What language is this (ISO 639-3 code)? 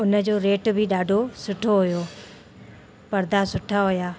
snd